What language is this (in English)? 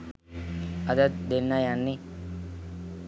Sinhala